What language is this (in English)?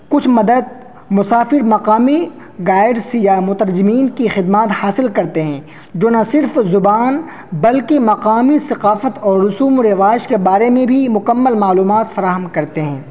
Urdu